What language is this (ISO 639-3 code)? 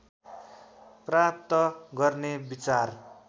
nep